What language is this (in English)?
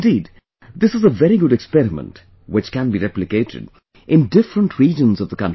English